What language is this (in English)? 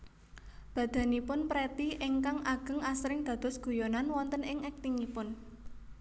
Javanese